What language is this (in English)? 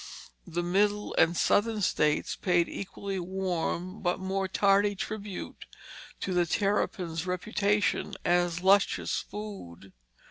English